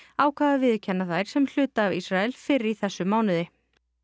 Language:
Icelandic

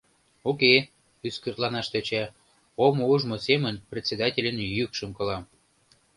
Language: Mari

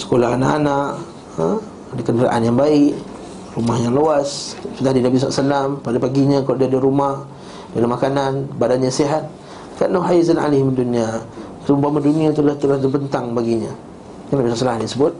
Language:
Malay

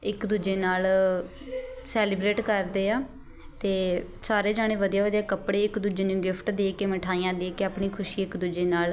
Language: Punjabi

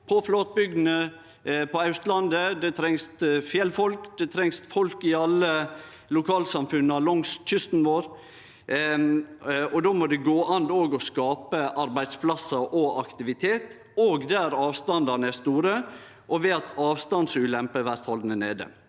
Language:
Norwegian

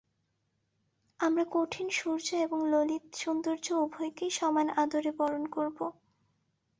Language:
Bangla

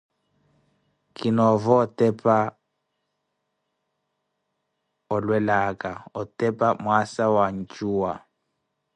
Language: Koti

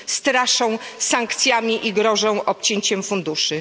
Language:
Polish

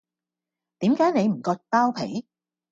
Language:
Cantonese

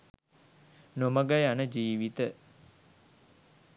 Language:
Sinhala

